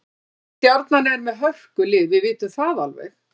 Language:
Icelandic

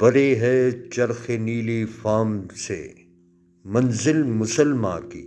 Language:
Urdu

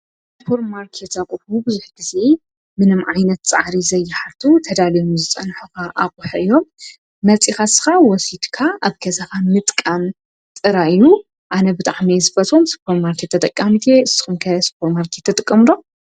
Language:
Tigrinya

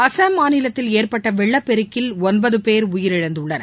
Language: Tamil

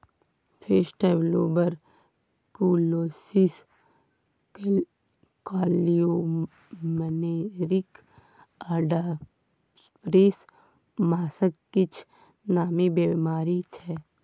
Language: Maithili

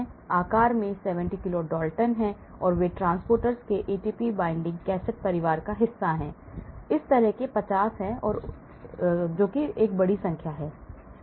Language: Hindi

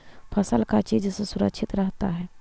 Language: Magahi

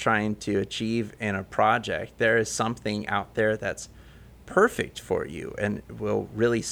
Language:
English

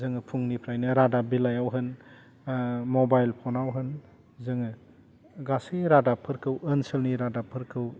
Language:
Bodo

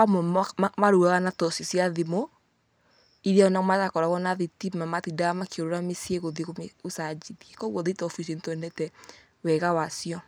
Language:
Kikuyu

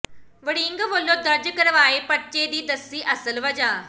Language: Punjabi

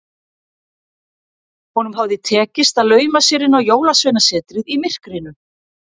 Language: Icelandic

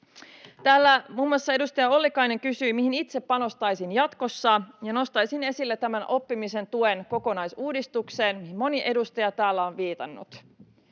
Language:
Finnish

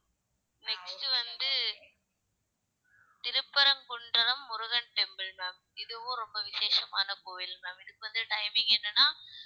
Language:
Tamil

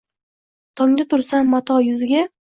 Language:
Uzbek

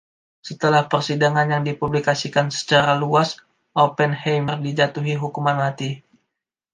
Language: Indonesian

